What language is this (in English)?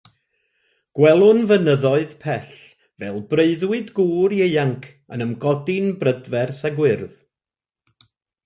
Welsh